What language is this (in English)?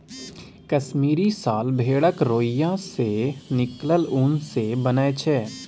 Maithili